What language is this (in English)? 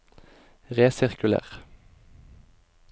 Norwegian